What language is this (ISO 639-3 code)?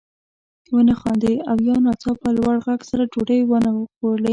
pus